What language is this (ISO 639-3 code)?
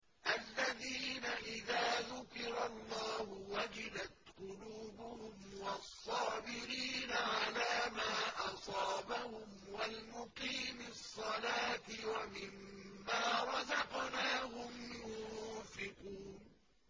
ara